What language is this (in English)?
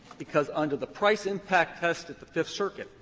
English